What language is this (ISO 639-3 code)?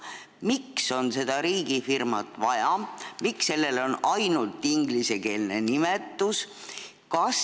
est